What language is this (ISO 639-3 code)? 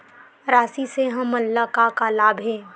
hne